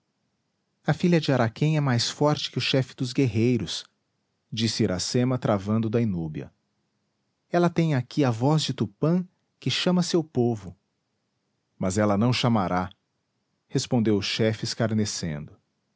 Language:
Portuguese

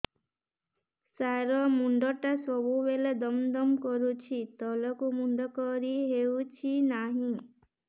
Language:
Odia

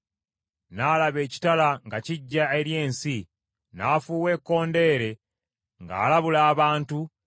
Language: Ganda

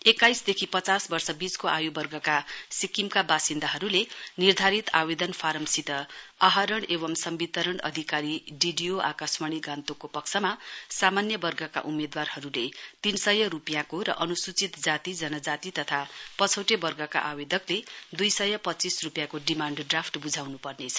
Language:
Nepali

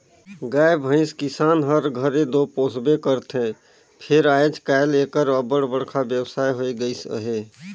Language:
Chhattisgarhi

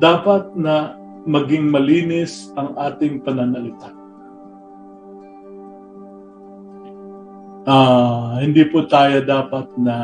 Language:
Filipino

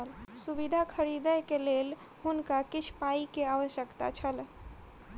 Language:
Maithili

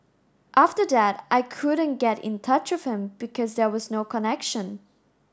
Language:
English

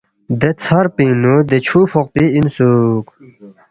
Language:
Balti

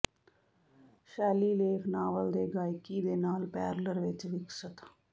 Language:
Punjabi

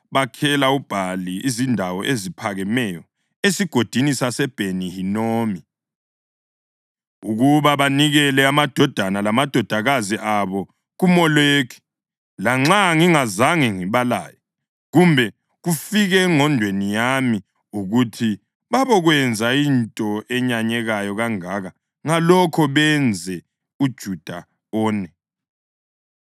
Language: North Ndebele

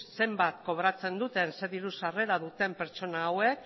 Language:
Basque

